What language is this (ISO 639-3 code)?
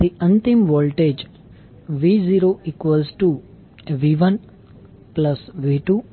guj